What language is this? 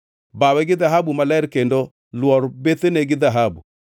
Luo (Kenya and Tanzania)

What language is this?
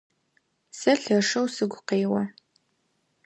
Adyghe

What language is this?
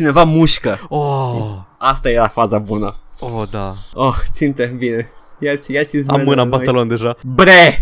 Romanian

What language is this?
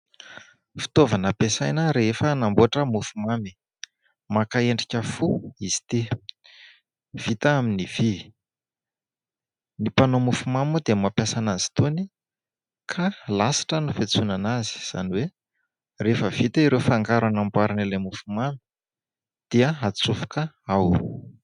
Malagasy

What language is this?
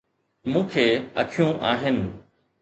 Sindhi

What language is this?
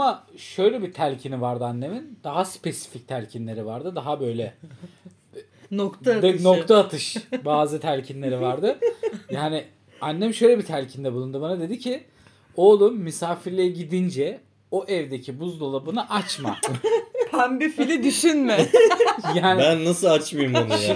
Turkish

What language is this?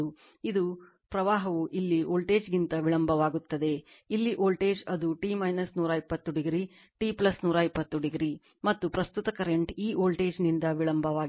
Kannada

